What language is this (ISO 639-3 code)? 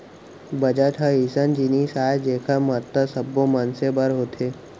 hne